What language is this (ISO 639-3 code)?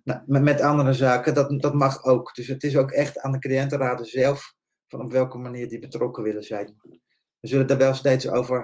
nld